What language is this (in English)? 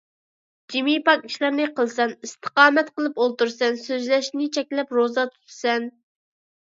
Uyghur